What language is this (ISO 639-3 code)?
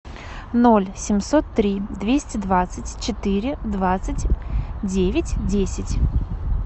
rus